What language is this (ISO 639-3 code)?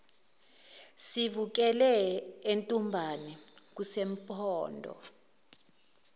zul